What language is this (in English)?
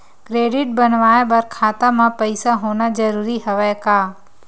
Chhattisgarhi